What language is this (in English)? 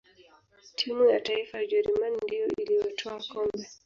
Swahili